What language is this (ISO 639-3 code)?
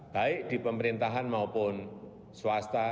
ind